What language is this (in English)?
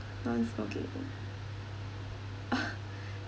English